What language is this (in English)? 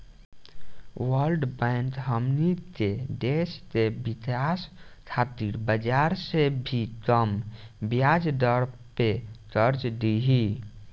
Bhojpuri